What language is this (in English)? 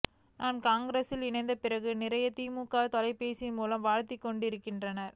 Tamil